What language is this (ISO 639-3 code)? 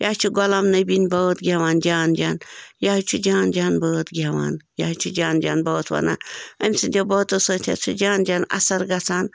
kas